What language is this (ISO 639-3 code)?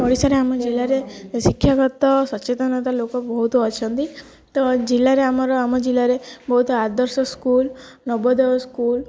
ori